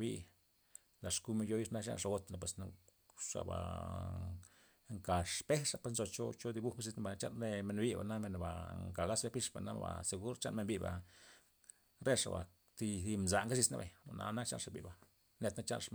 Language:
Loxicha Zapotec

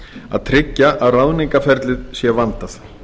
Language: Icelandic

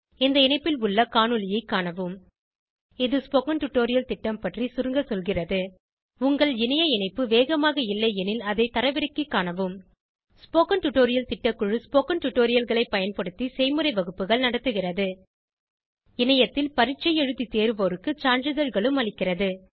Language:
Tamil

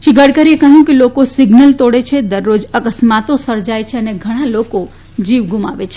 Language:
Gujarati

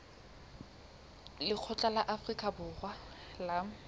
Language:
Southern Sotho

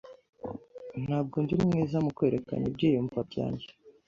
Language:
Kinyarwanda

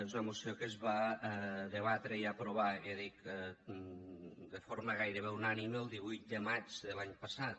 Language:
Catalan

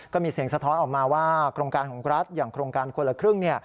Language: Thai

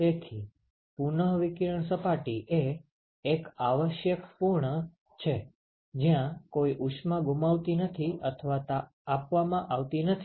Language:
Gujarati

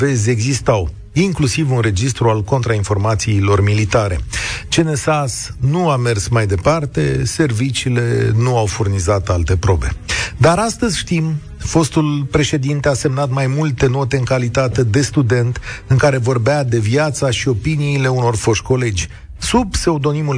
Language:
Romanian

